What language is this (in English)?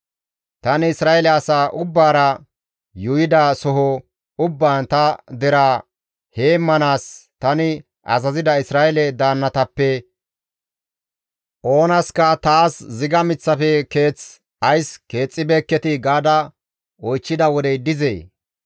Gamo